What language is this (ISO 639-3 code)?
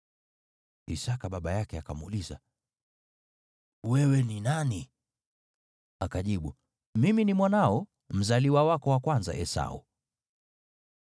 swa